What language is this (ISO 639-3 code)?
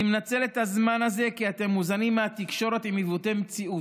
heb